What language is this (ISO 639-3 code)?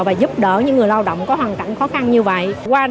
vie